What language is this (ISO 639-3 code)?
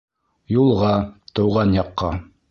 bak